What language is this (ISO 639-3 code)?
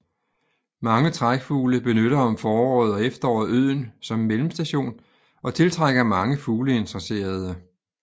dan